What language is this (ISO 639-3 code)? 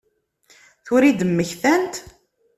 kab